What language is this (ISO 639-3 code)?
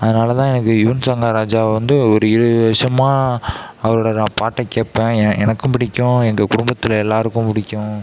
tam